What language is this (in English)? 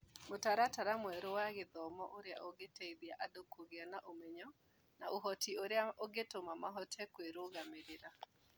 Kikuyu